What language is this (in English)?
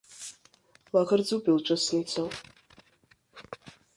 Abkhazian